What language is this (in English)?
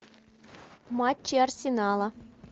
Russian